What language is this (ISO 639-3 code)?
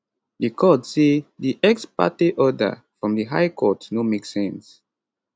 pcm